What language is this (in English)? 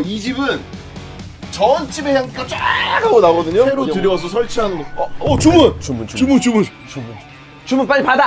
Korean